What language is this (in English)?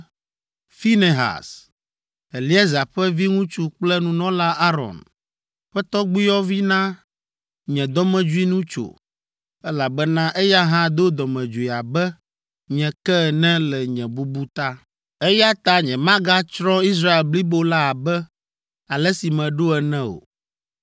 Ewe